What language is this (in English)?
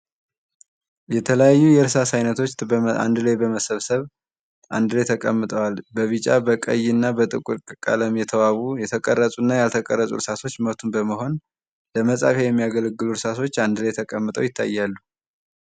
Amharic